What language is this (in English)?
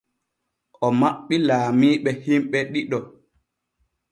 Borgu Fulfulde